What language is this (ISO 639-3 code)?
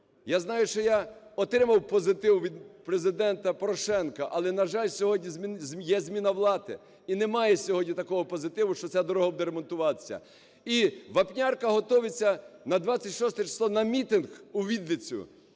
ukr